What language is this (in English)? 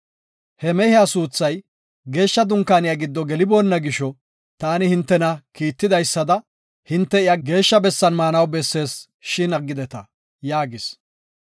Gofa